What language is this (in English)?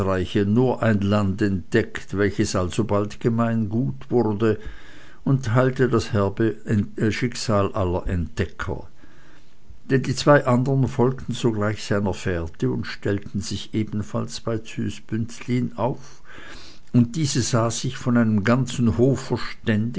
German